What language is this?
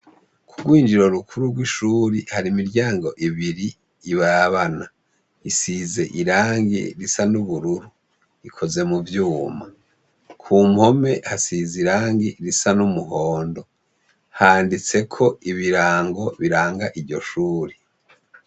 Rundi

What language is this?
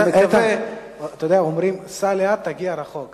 Hebrew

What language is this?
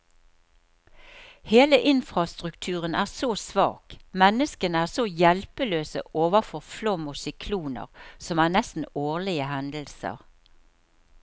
Norwegian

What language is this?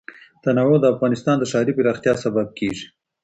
Pashto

